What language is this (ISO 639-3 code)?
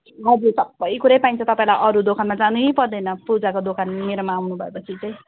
nep